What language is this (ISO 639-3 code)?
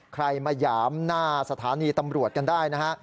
tha